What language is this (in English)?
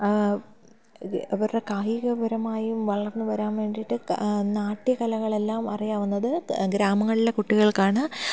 Malayalam